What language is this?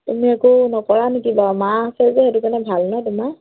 Assamese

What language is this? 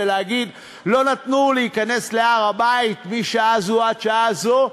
Hebrew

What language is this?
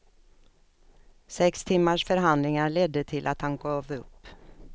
Swedish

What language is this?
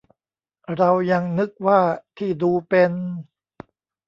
Thai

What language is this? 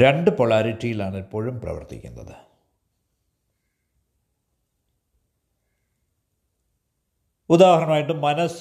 Malayalam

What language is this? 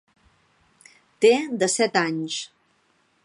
Catalan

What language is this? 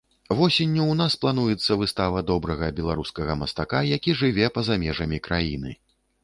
Belarusian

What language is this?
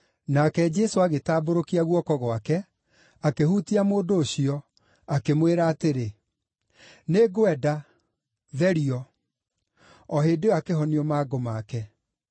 Kikuyu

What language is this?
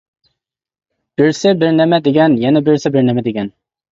Uyghur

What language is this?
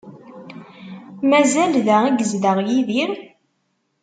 Kabyle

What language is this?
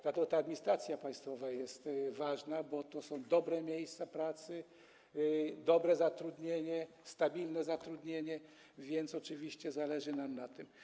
Polish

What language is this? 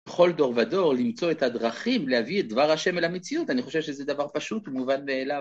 Hebrew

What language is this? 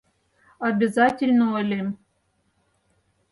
Mari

